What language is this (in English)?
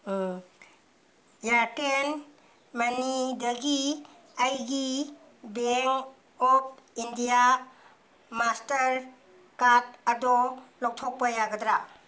Manipuri